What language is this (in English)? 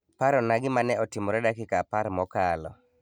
Luo (Kenya and Tanzania)